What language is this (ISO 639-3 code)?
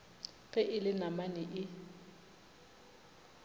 nso